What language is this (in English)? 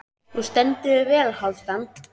Icelandic